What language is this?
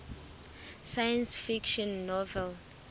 Southern Sotho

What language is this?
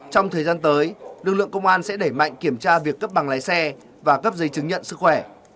Vietnamese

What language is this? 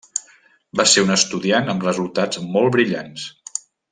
Catalan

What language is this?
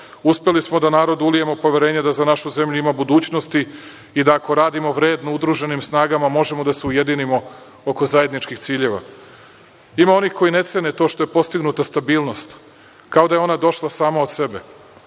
Serbian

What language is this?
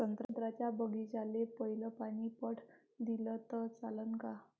Marathi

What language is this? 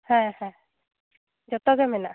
Santali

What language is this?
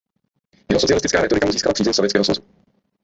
Czech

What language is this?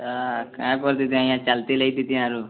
Odia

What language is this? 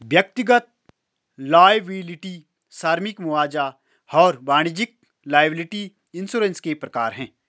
Hindi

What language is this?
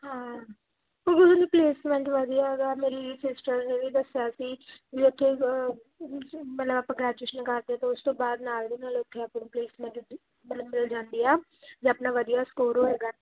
Punjabi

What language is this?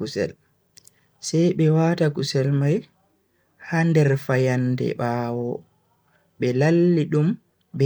Bagirmi Fulfulde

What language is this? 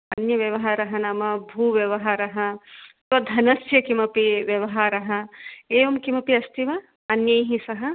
Sanskrit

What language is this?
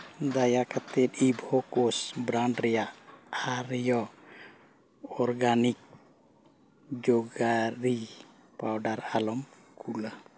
Santali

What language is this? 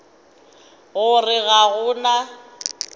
Northern Sotho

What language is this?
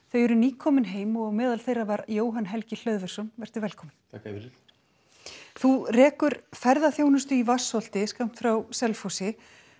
Icelandic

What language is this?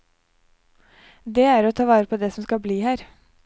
Norwegian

